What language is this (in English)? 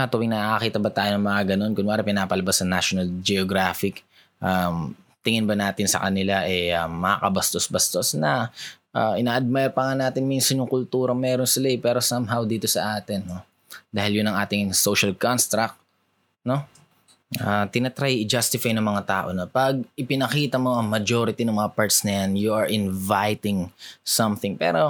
Filipino